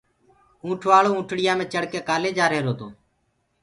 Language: Gurgula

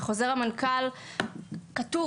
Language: Hebrew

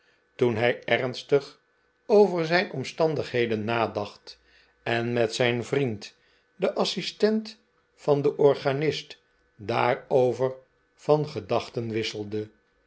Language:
Dutch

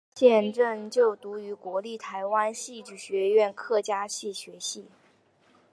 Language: Chinese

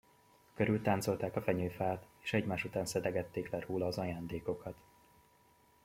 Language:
Hungarian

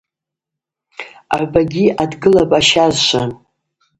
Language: Abaza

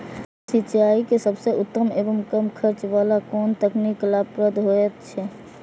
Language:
Maithili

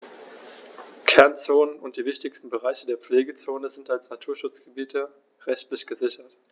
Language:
German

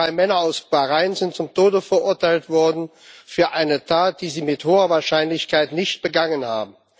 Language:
German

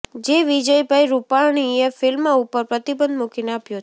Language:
Gujarati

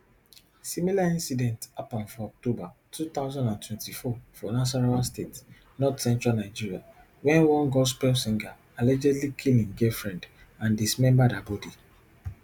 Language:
Nigerian Pidgin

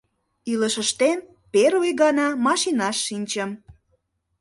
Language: Mari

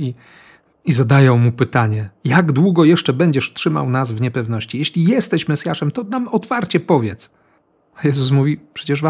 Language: Polish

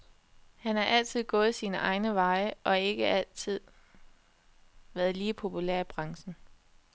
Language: Danish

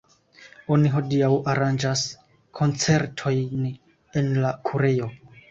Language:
Esperanto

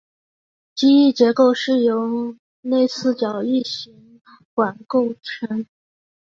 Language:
Chinese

